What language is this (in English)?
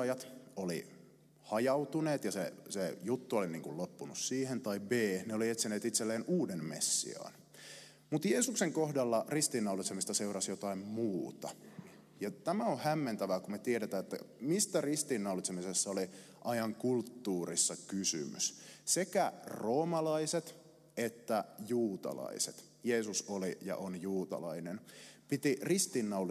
Finnish